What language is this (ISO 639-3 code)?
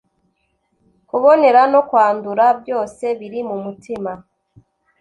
kin